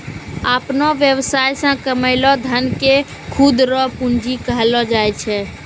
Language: Maithili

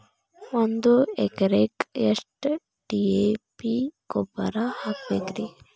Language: Kannada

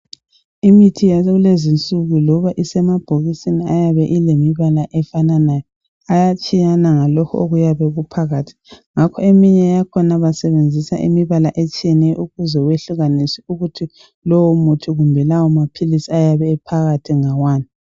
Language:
North Ndebele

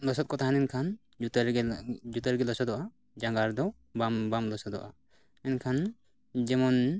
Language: Santali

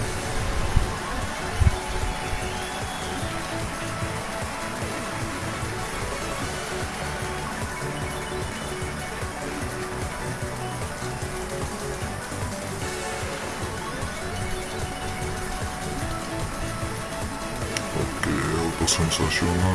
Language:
Indonesian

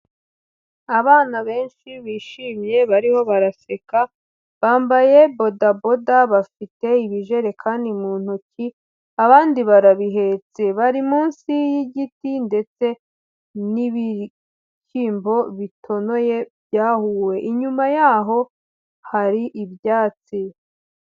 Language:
Kinyarwanda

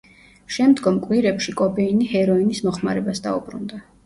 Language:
Georgian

